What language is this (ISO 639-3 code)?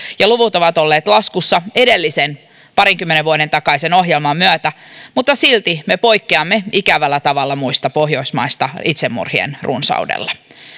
fin